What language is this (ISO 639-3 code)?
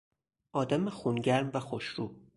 fas